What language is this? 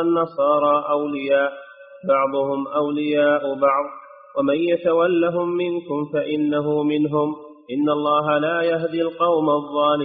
Arabic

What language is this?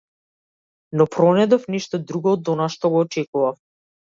Macedonian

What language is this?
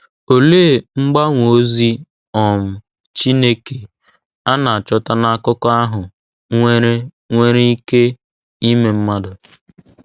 Igbo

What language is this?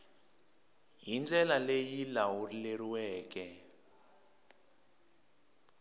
Tsonga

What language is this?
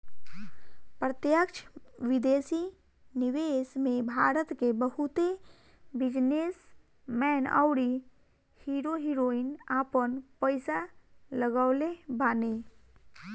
Bhojpuri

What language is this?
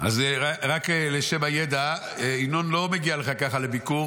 Hebrew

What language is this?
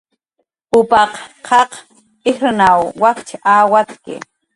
Jaqaru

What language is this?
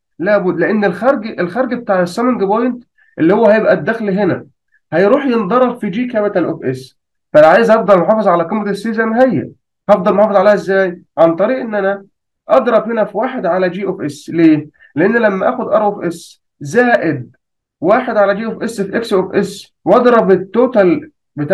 Arabic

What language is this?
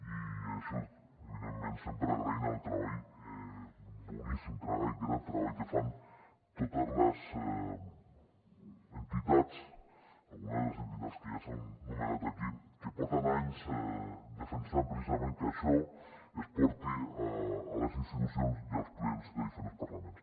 Catalan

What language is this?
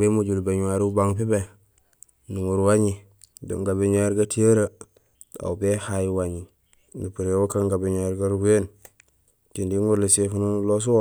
Gusilay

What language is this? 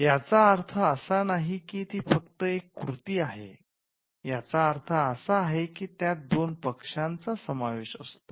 Marathi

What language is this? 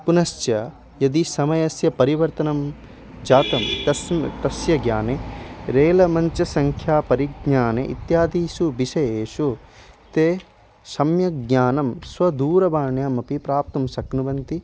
Sanskrit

